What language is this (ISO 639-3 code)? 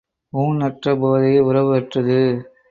tam